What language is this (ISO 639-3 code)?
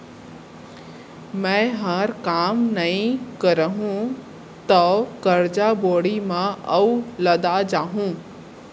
hne